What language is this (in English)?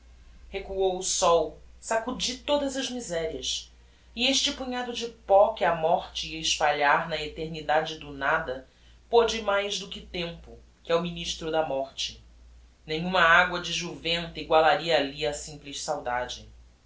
Portuguese